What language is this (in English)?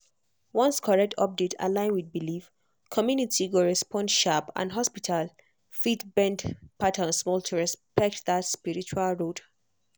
Nigerian Pidgin